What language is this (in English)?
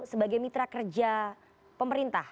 Indonesian